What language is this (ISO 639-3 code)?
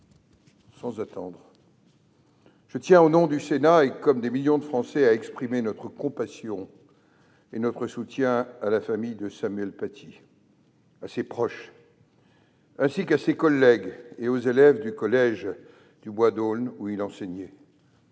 fra